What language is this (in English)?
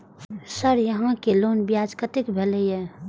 Maithili